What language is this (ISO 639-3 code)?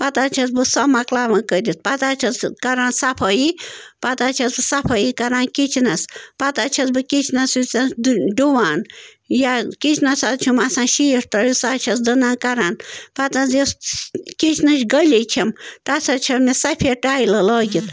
kas